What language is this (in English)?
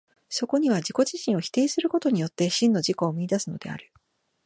Japanese